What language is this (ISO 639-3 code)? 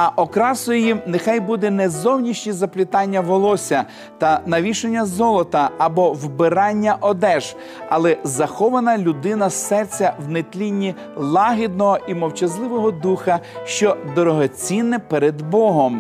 ukr